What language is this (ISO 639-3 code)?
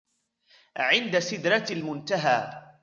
ara